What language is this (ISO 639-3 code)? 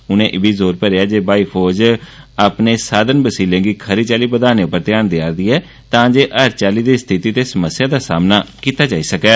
doi